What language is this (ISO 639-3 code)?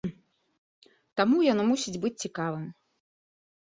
bel